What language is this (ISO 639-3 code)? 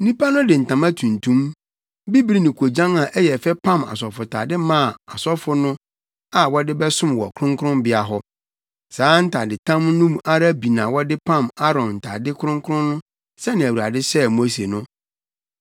aka